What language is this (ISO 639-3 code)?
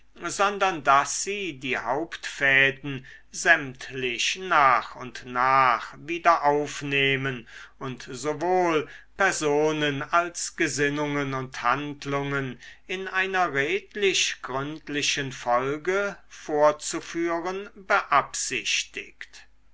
deu